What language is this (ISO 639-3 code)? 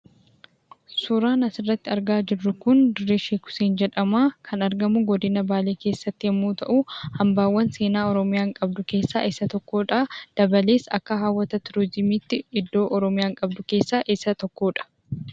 orm